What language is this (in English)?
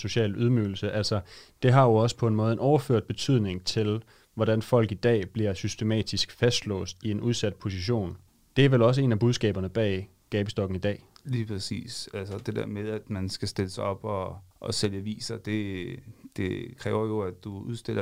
Danish